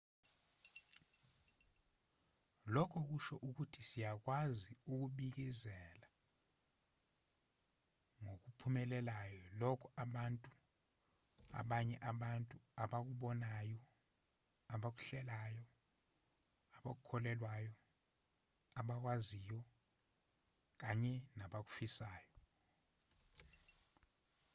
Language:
Zulu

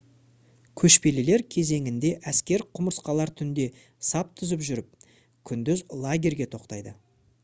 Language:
Kazakh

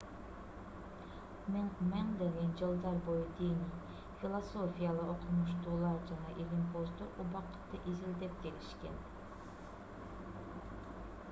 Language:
Kyrgyz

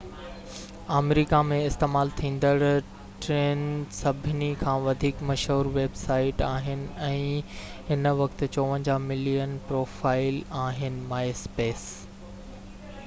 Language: Sindhi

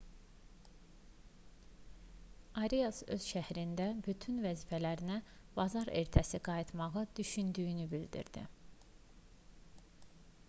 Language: Azerbaijani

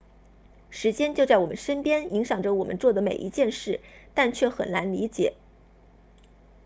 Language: Chinese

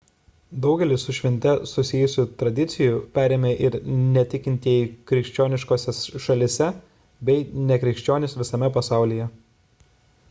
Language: Lithuanian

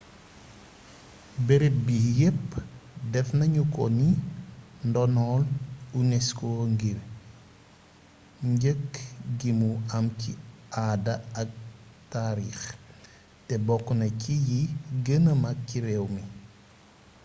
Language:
Wolof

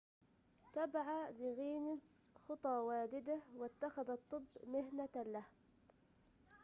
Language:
Arabic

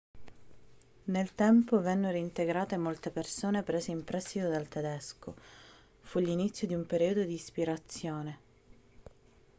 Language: Italian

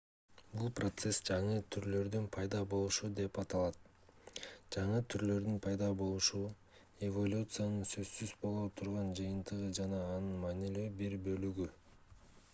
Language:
Kyrgyz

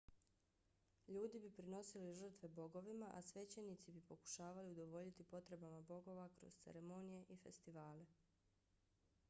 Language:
Bosnian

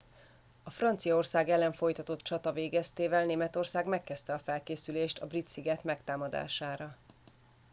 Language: Hungarian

